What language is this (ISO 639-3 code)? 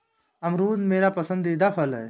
hin